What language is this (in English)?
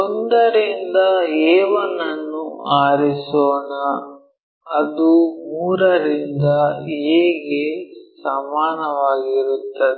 Kannada